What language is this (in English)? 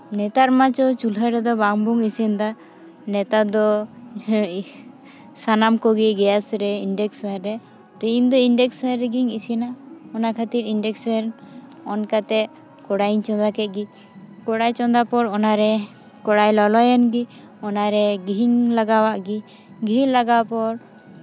Santali